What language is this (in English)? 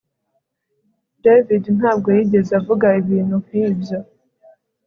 Kinyarwanda